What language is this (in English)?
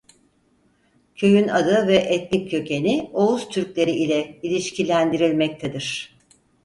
Turkish